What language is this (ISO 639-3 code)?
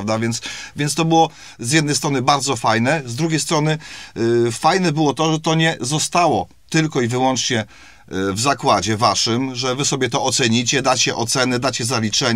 pol